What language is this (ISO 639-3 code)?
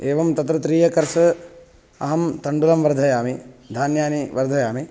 san